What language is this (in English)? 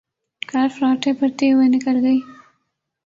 Urdu